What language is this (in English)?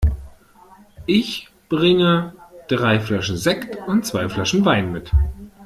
German